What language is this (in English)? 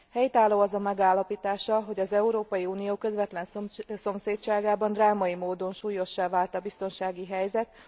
Hungarian